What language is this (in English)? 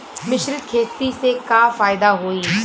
Bhojpuri